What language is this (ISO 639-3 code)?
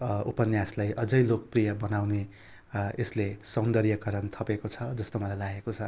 nep